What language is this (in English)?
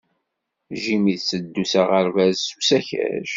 Kabyle